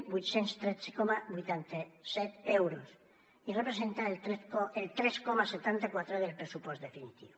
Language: Catalan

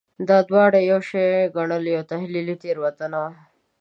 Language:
Pashto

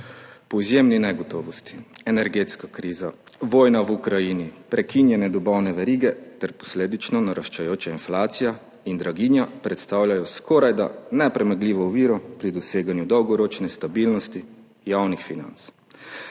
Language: Slovenian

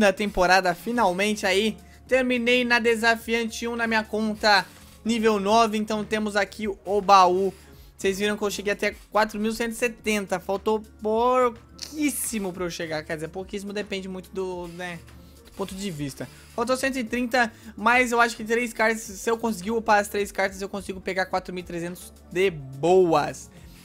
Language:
Portuguese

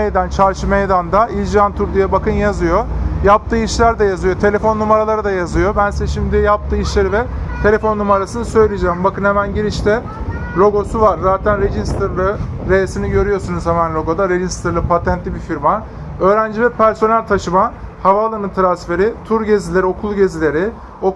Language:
Turkish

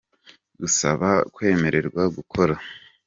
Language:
Kinyarwanda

